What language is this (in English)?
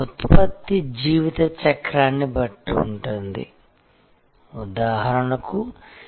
Telugu